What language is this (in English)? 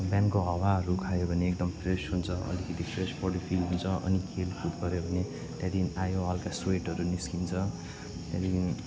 Nepali